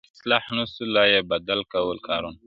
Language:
Pashto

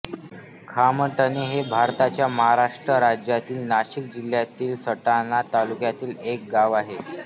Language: Marathi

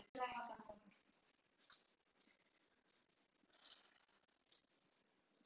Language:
Icelandic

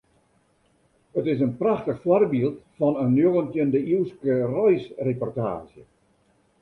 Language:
Western Frisian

